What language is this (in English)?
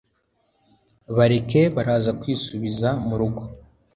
Kinyarwanda